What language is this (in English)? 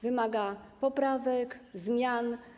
Polish